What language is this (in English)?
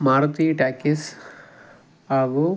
Kannada